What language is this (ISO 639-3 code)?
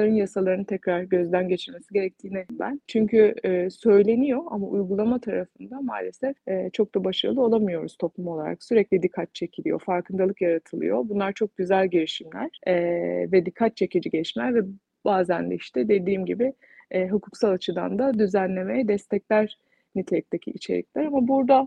tur